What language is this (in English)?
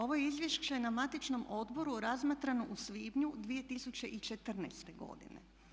Croatian